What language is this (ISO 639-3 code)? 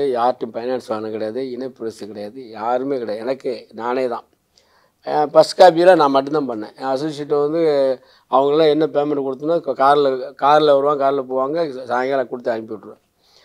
kor